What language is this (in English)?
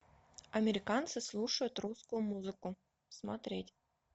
Russian